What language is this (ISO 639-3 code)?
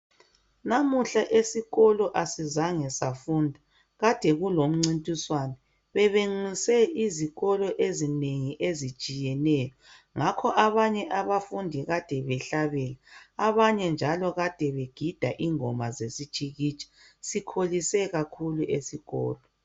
nde